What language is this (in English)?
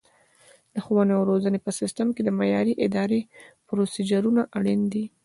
Pashto